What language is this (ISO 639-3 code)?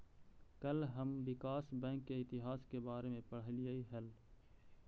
mag